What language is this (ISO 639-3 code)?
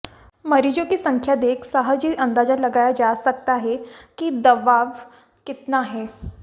hin